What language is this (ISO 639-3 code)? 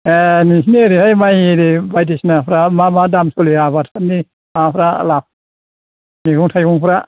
brx